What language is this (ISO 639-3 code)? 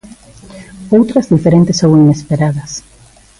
glg